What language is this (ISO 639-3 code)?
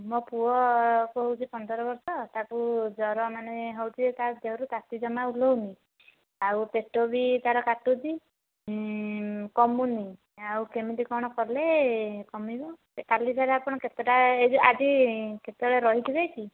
ori